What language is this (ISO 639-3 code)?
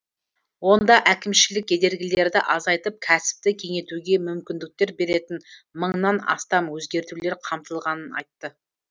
kaz